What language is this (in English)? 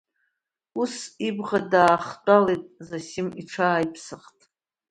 Abkhazian